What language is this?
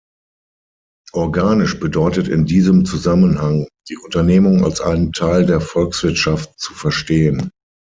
German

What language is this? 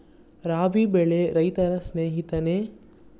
Kannada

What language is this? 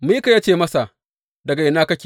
Hausa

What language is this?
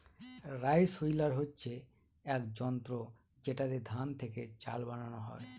Bangla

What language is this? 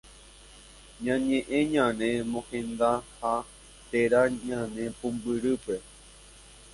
Guarani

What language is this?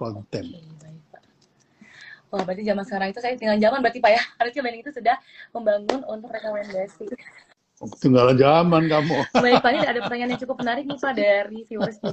Indonesian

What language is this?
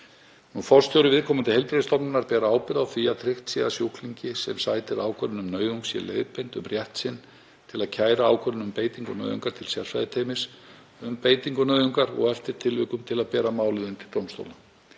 Icelandic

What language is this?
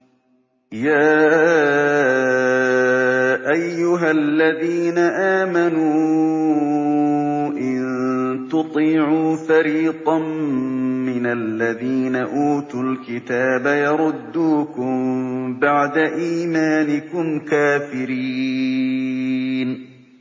Arabic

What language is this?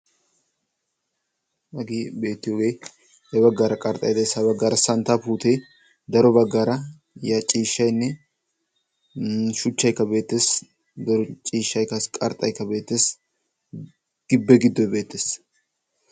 Wolaytta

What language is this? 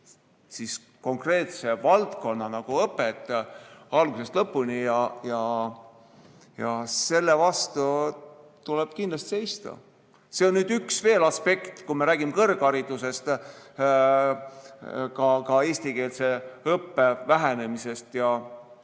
Estonian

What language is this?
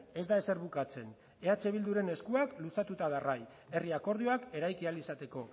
Basque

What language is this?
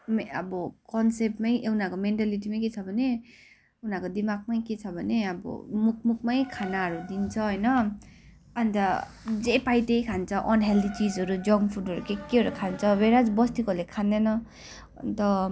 Nepali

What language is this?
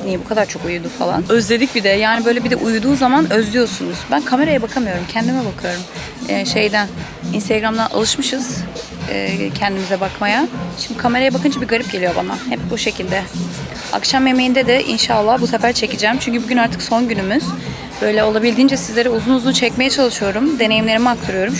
Turkish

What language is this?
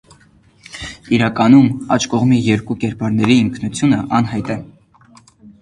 Armenian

